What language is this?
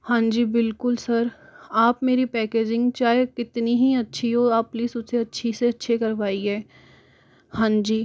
Hindi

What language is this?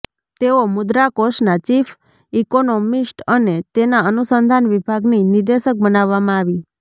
Gujarati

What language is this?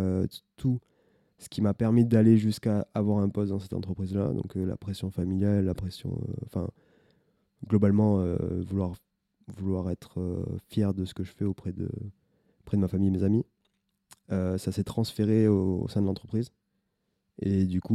French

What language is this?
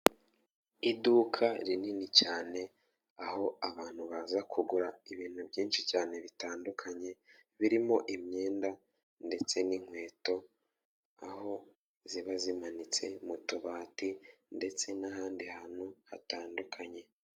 Kinyarwanda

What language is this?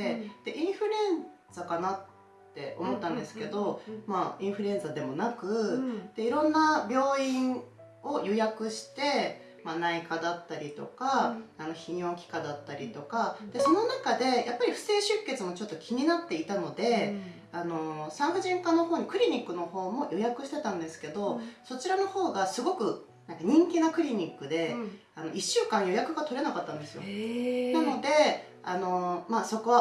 Japanese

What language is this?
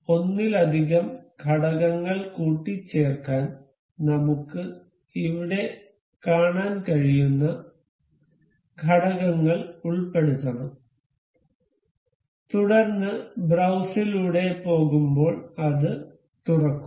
Malayalam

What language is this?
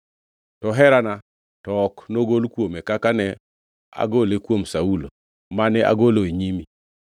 Luo (Kenya and Tanzania)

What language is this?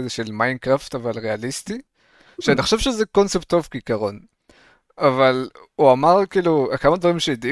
Hebrew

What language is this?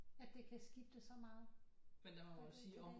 Danish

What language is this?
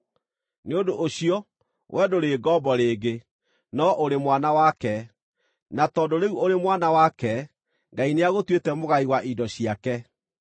Kikuyu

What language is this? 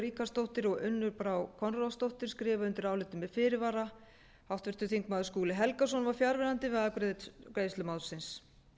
Icelandic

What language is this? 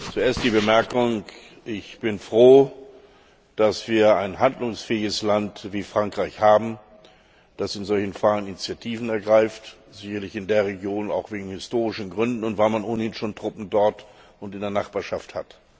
German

